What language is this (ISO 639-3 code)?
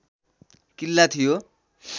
nep